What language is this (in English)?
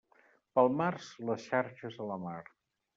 Catalan